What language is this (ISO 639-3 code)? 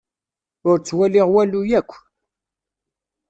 kab